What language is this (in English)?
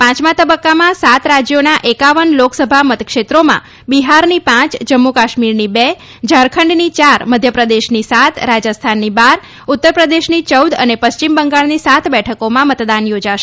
Gujarati